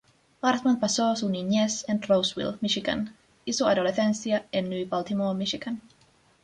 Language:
Spanish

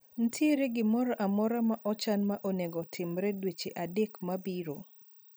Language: Luo (Kenya and Tanzania)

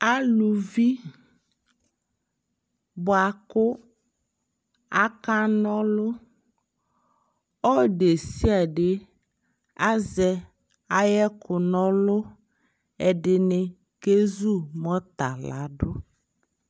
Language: Ikposo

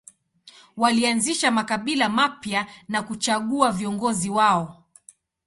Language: Swahili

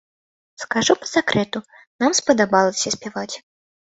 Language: Belarusian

